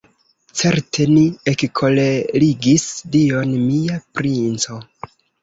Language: Esperanto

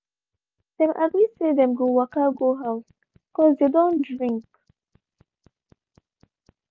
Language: Nigerian Pidgin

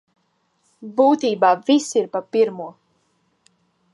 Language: Latvian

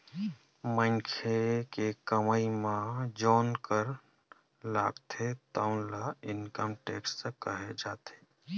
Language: Chhattisgarhi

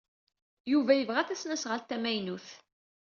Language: Kabyle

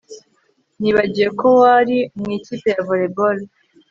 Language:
Kinyarwanda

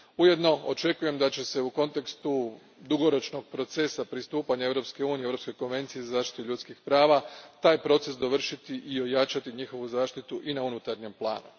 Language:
Croatian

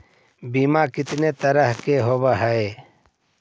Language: Magahi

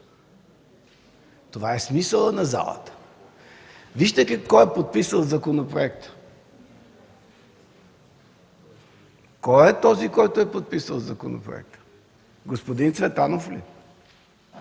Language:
Bulgarian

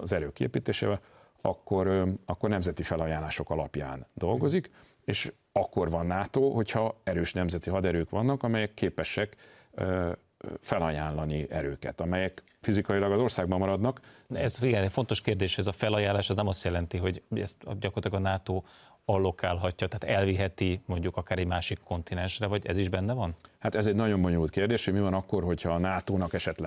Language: Hungarian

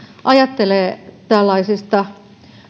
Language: Finnish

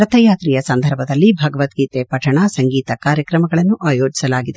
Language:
Kannada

